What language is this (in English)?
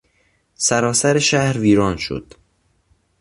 Persian